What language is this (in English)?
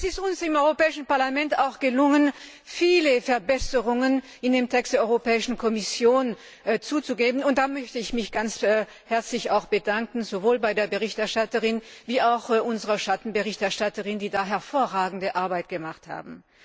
German